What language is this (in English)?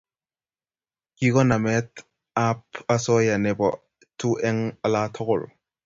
Kalenjin